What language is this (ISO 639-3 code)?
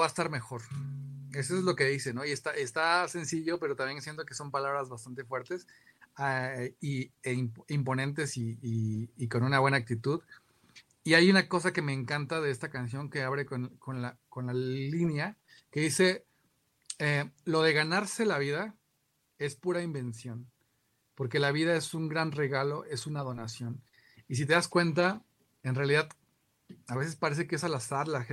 spa